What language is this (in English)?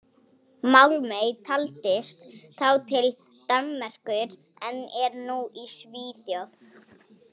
Icelandic